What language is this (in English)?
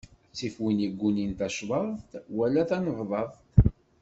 Kabyle